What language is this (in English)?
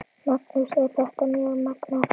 Icelandic